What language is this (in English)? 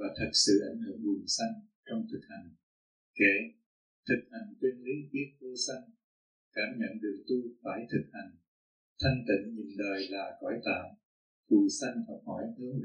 Vietnamese